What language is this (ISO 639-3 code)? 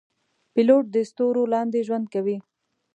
pus